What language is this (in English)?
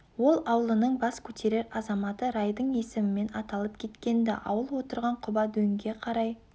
Kazakh